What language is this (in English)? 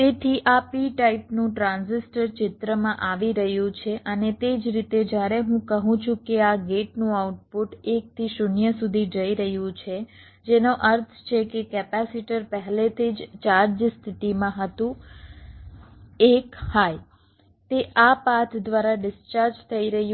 Gujarati